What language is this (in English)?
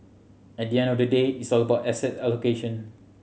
English